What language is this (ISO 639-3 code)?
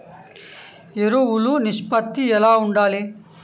tel